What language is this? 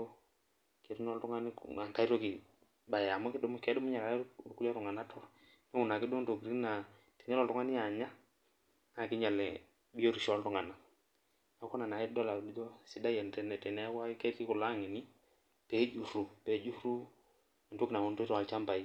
Masai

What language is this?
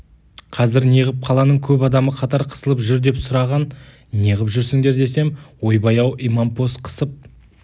Kazakh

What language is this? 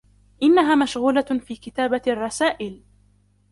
Arabic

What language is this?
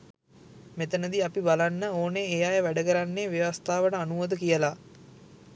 Sinhala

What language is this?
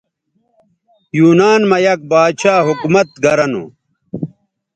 Bateri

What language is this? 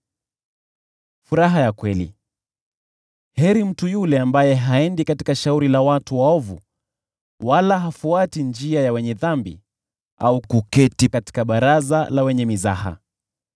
Swahili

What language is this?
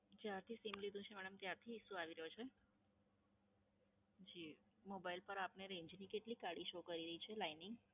Gujarati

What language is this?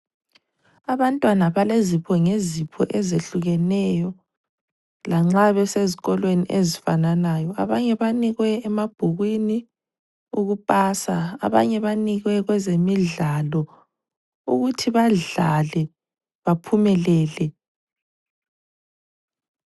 North Ndebele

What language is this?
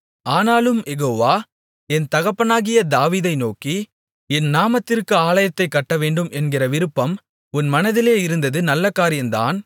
Tamil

